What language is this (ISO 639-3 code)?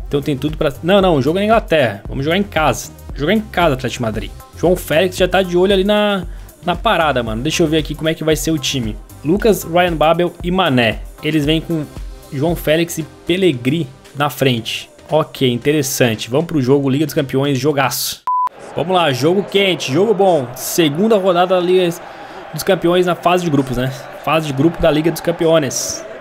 por